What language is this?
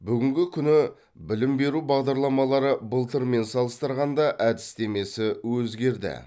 Kazakh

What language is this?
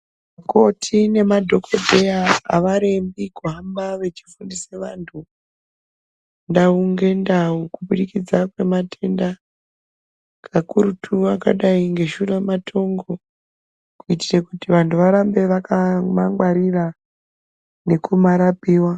Ndau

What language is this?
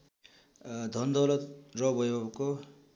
Nepali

